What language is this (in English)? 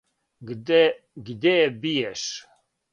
Serbian